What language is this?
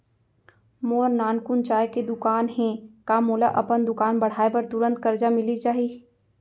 Chhattisgarhi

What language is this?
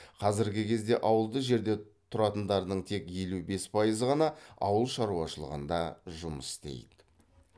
Kazakh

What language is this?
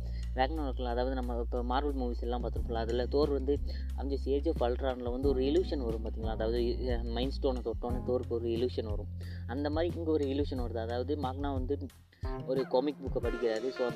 Malayalam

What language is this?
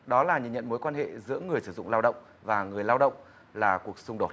Vietnamese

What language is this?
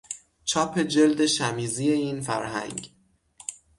Persian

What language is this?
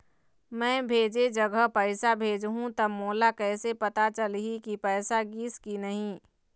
Chhattisgarhi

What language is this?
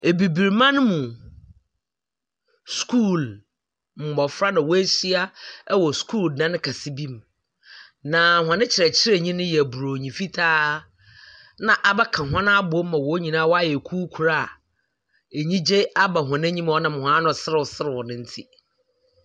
Akan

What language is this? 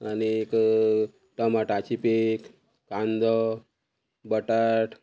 Konkani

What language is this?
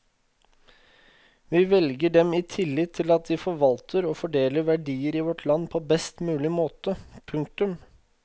Norwegian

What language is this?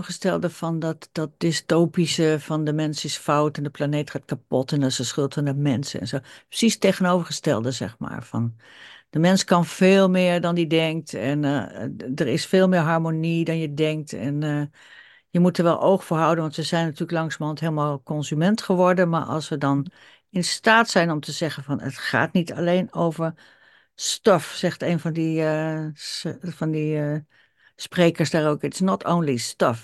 Dutch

